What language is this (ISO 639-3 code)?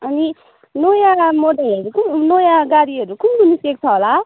nep